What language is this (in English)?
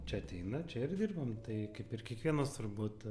Lithuanian